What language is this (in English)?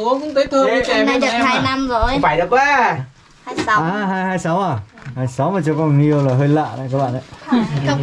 Vietnamese